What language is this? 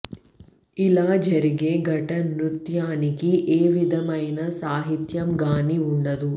Telugu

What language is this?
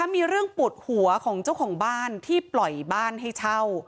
Thai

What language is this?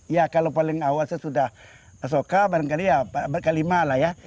Indonesian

